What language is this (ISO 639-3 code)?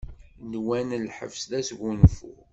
kab